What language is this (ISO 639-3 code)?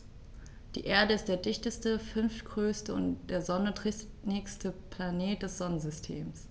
deu